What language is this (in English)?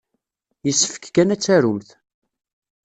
Kabyle